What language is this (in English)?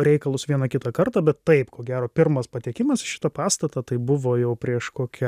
Lithuanian